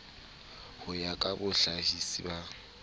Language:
Southern Sotho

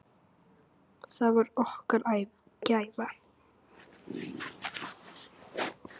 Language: Icelandic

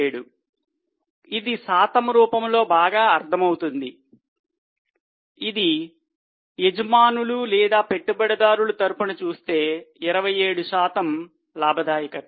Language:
Telugu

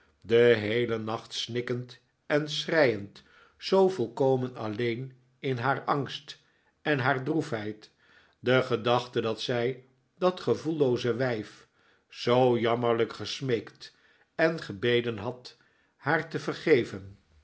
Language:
Dutch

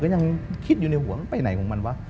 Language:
Thai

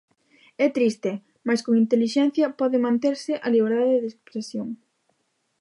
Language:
Galician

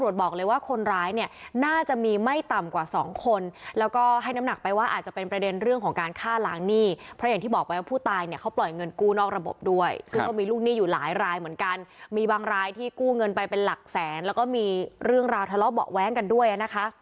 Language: Thai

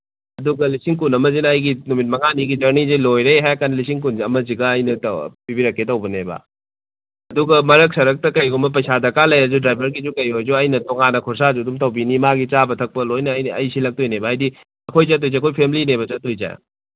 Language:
Manipuri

